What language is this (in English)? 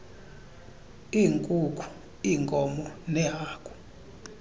Xhosa